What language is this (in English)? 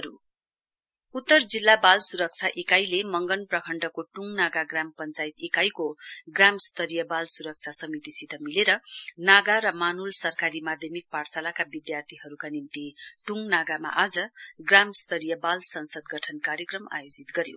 Nepali